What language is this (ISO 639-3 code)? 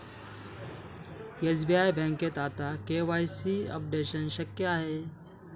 mar